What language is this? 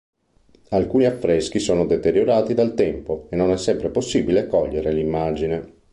Italian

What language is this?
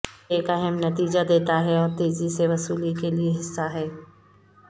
Urdu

